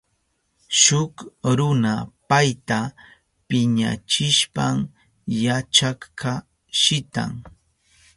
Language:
Southern Pastaza Quechua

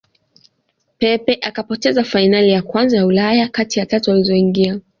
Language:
Swahili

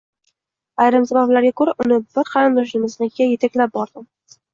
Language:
Uzbek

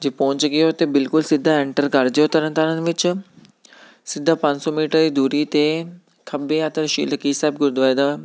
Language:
Punjabi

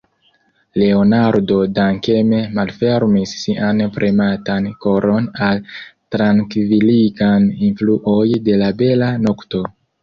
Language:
Esperanto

